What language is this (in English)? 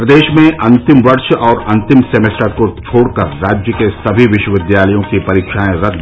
Hindi